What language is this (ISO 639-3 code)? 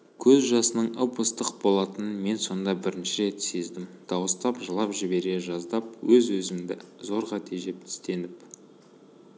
kaz